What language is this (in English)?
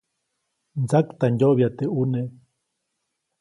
Copainalá Zoque